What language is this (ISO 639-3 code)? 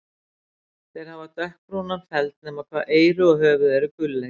isl